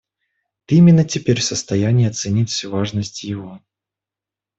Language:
Russian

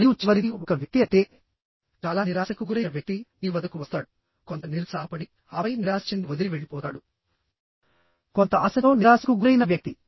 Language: Telugu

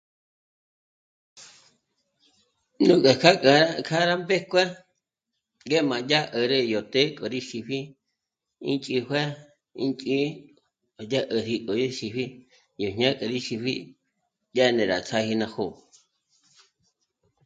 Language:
Michoacán Mazahua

